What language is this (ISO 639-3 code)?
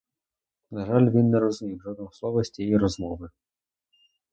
ukr